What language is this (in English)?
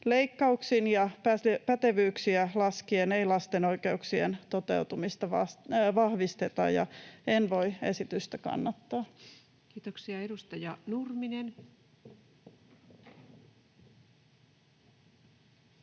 Finnish